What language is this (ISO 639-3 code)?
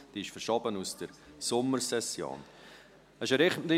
gsw